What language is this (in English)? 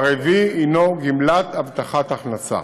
Hebrew